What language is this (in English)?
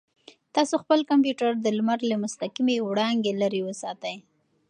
Pashto